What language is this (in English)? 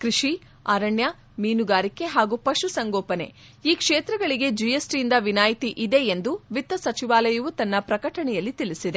Kannada